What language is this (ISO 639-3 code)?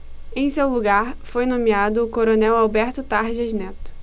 por